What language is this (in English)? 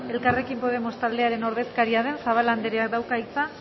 Basque